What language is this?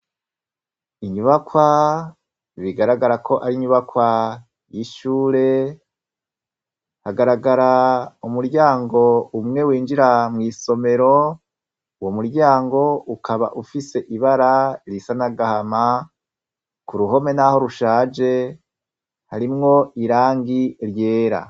Rundi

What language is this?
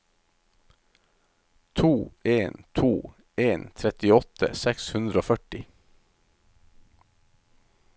Norwegian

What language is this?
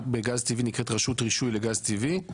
Hebrew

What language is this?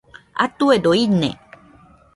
Nüpode Huitoto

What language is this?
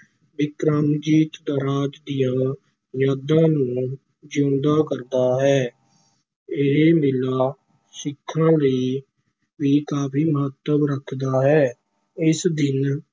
Punjabi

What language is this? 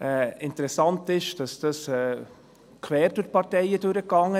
Swiss German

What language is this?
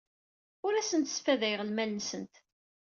Kabyle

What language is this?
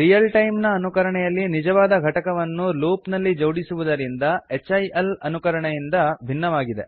Kannada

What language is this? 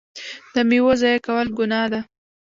Pashto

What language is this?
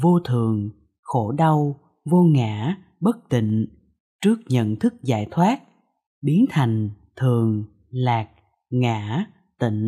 Vietnamese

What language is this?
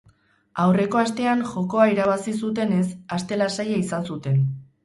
Basque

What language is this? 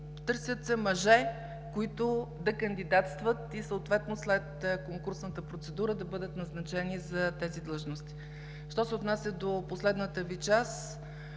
Bulgarian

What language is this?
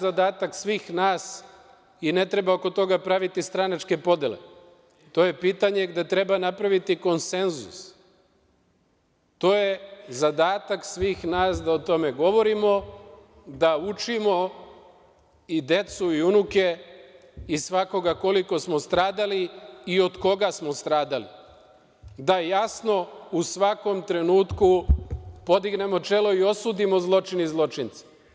Serbian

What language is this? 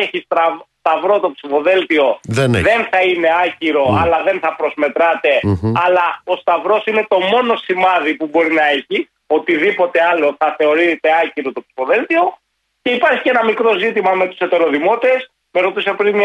Greek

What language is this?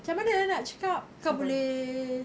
English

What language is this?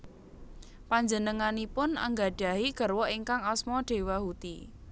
Javanese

